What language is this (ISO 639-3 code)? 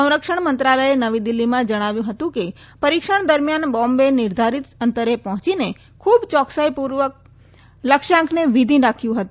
guj